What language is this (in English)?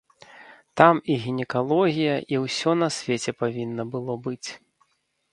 Belarusian